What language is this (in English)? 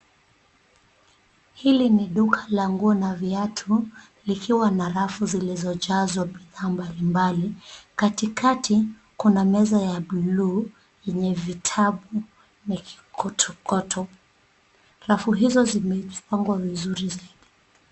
Swahili